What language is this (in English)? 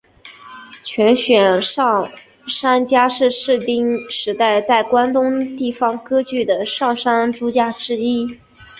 Chinese